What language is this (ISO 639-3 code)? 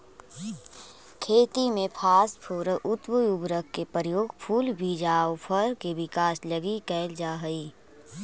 mag